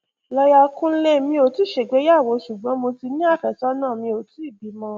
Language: Yoruba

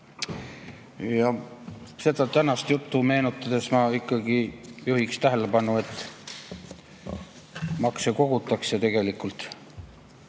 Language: Estonian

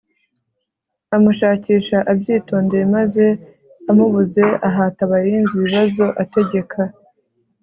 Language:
Kinyarwanda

